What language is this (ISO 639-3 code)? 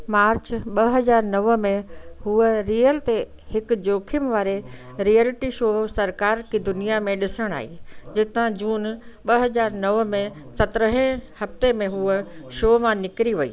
snd